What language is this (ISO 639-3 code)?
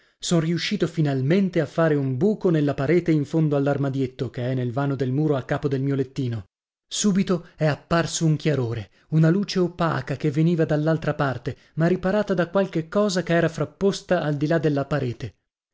ita